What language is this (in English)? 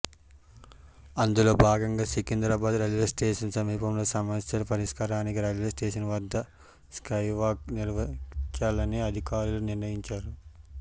Telugu